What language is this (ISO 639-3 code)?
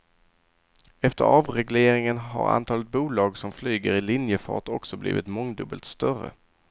swe